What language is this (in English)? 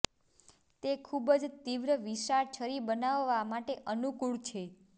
Gujarati